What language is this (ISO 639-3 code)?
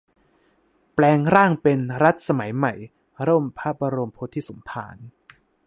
tha